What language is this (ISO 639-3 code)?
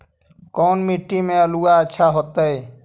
mag